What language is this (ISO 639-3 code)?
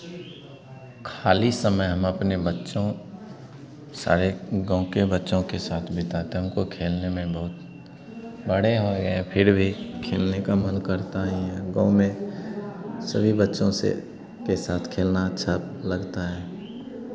hin